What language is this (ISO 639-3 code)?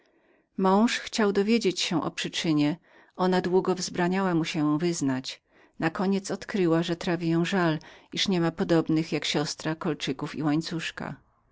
pol